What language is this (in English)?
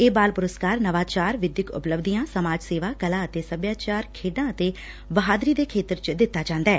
Punjabi